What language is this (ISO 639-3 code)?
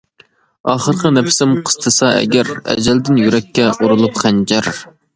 uig